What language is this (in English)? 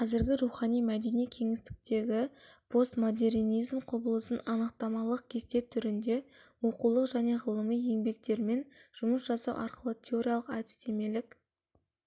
Kazakh